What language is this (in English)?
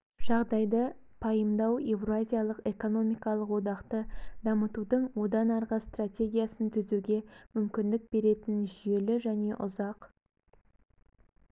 Kazakh